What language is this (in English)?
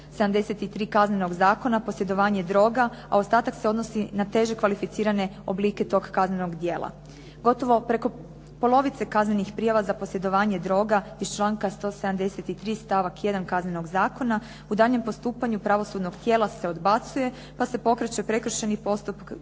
Croatian